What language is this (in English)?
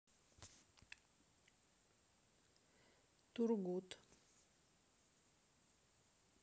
Russian